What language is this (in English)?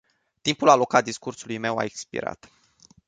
Romanian